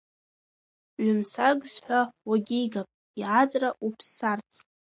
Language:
Abkhazian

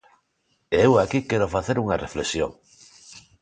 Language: Galician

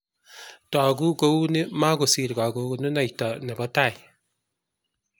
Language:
Kalenjin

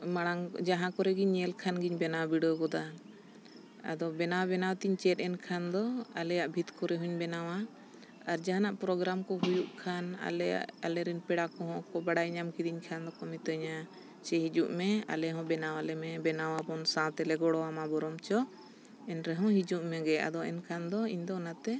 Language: Santali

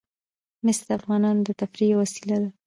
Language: Pashto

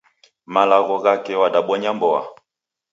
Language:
Taita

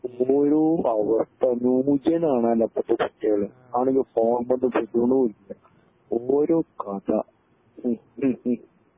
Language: Malayalam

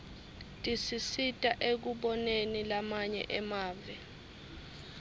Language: Swati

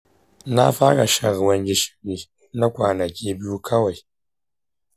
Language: Hausa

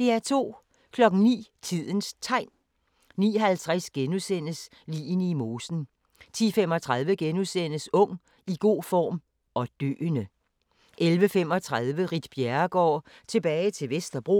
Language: Danish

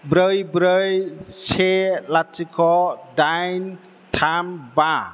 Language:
Bodo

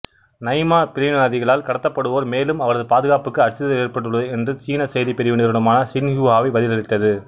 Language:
Tamil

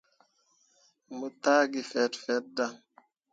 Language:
Mundang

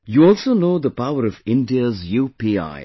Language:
English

